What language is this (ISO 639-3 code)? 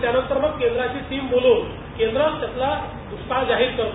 mar